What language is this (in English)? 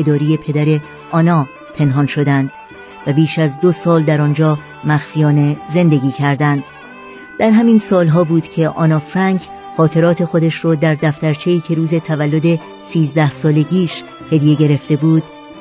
Persian